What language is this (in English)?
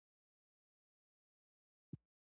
Pashto